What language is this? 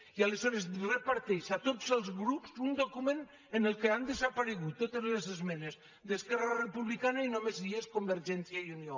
Catalan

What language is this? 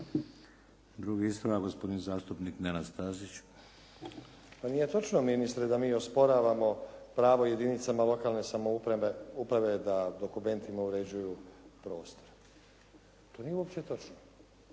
Croatian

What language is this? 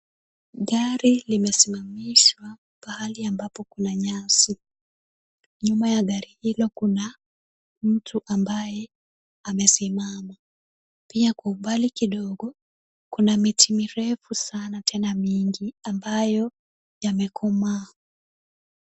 Swahili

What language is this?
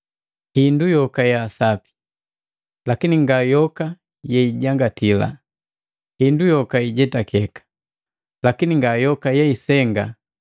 Matengo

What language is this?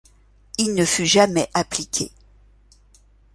French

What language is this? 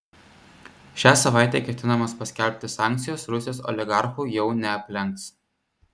Lithuanian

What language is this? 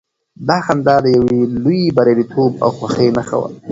Pashto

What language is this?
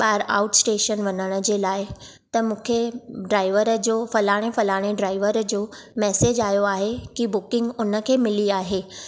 Sindhi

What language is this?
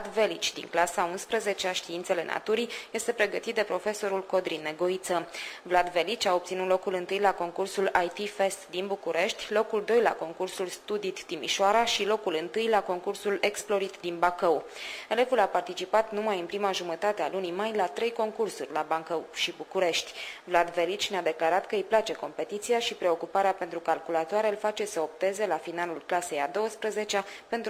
Romanian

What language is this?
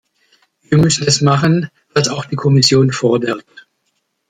German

